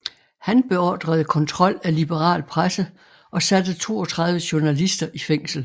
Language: Danish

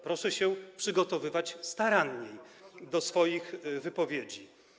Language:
Polish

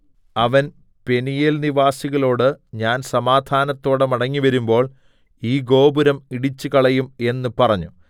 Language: Malayalam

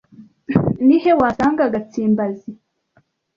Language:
Kinyarwanda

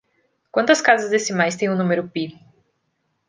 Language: Portuguese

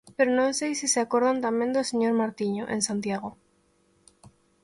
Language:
Galician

